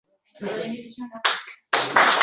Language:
Uzbek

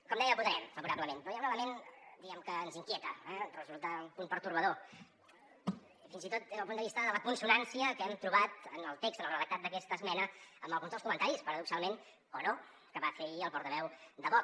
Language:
Catalan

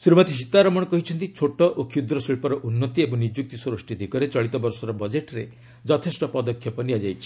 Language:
Odia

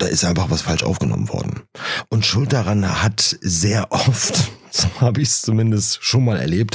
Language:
German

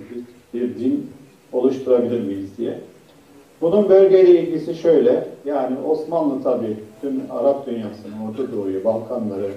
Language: Turkish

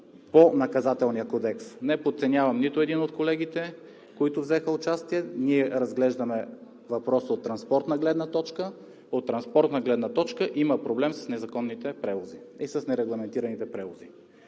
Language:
Bulgarian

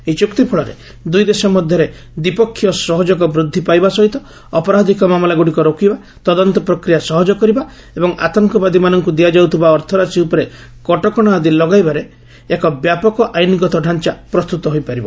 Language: Odia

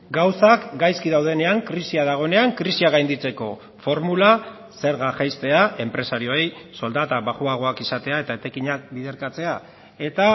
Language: Basque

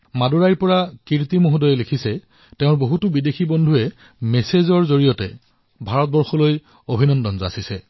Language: Assamese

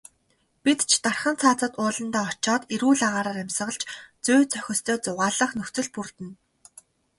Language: Mongolian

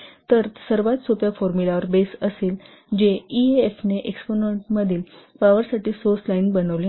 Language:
Marathi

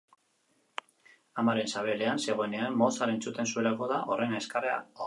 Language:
Basque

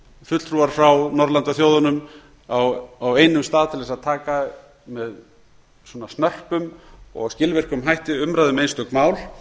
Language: Icelandic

